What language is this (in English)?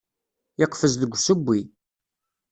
Kabyle